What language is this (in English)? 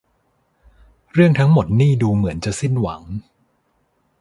Thai